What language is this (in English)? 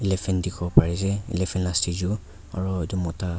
Naga Pidgin